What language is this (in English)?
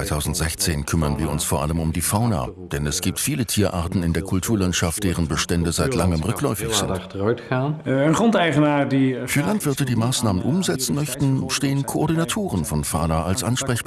German